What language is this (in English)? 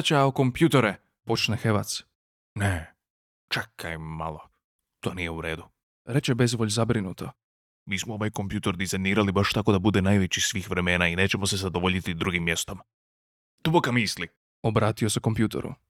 Croatian